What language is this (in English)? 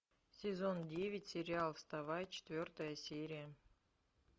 Russian